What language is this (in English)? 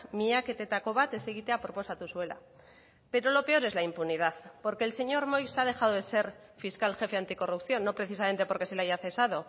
Spanish